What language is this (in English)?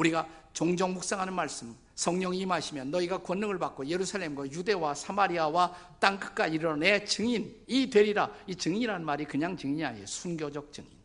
Korean